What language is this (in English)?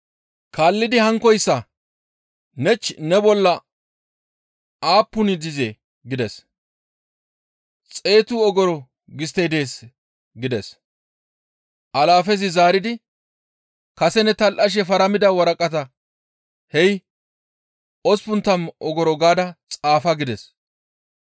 Gamo